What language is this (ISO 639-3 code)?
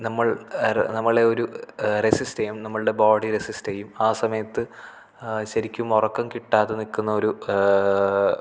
mal